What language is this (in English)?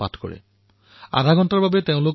Assamese